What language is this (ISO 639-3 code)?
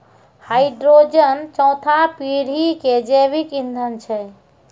mai